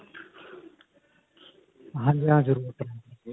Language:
Punjabi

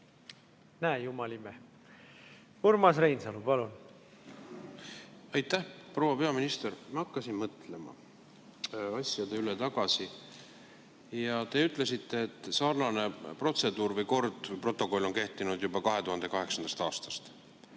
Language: Estonian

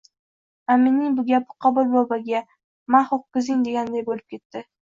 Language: Uzbek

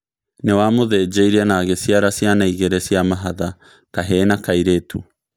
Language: Kikuyu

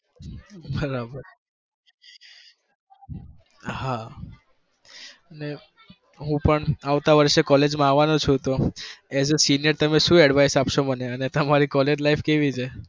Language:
Gujarati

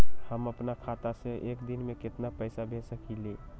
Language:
Magahi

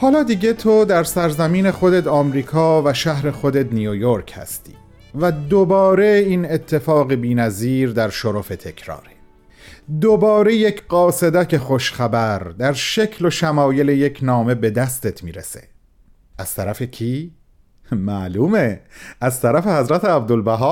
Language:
Persian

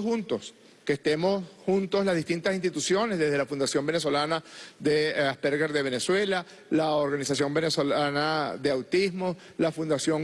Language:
Spanish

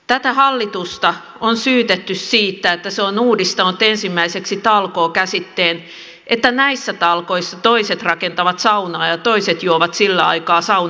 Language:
Finnish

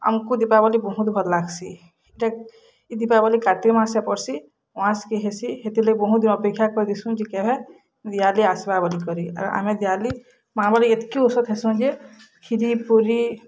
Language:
Odia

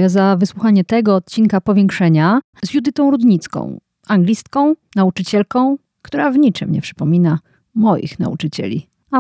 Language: Polish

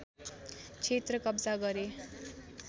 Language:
Nepali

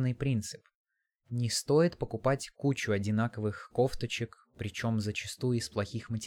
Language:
Russian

